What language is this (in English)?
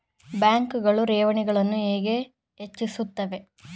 Kannada